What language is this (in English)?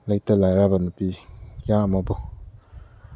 Manipuri